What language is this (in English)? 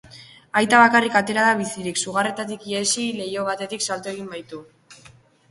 Basque